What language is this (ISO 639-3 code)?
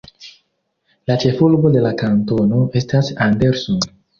epo